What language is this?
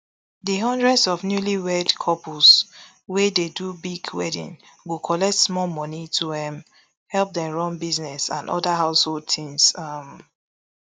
Nigerian Pidgin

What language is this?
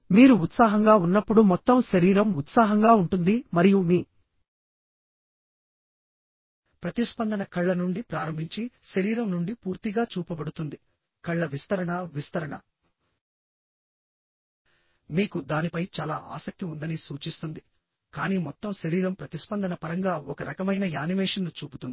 Telugu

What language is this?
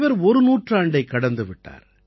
Tamil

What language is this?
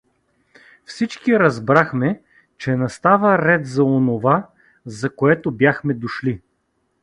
Bulgarian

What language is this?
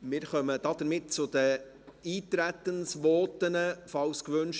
Swiss German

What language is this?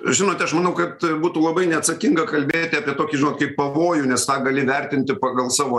Lithuanian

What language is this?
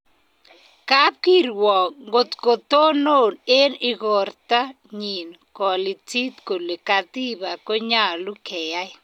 Kalenjin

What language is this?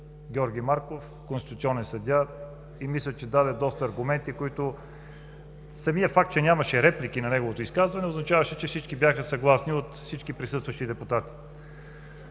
Bulgarian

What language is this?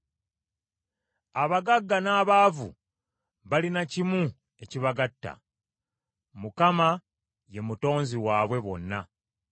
Ganda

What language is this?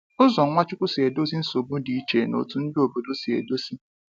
Igbo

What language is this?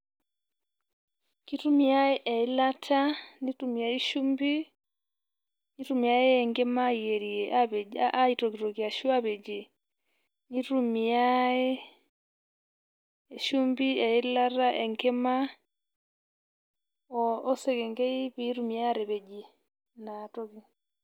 Masai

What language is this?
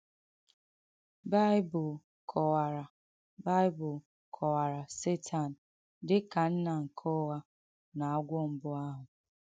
Igbo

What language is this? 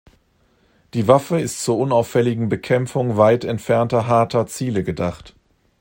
German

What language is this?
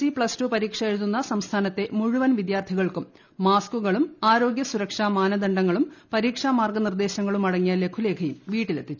Malayalam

